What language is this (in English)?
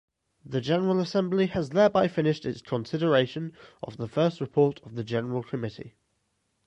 English